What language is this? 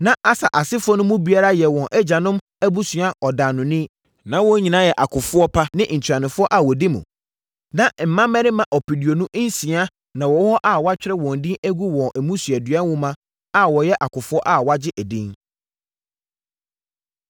Akan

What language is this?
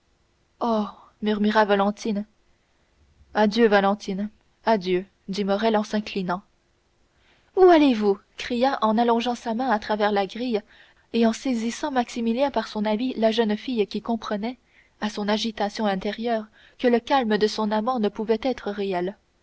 French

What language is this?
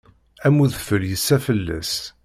Kabyle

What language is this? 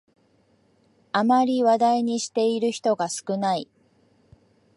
Japanese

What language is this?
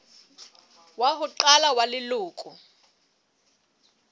Southern Sotho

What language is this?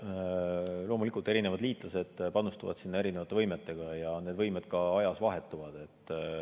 Estonian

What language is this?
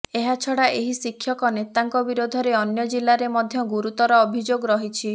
Odia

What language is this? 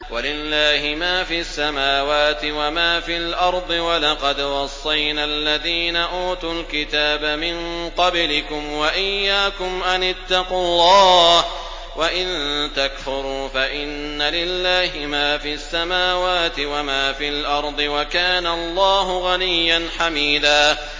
Arabic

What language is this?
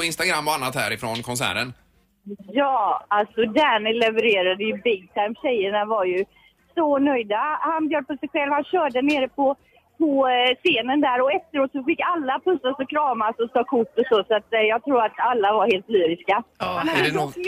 Swedish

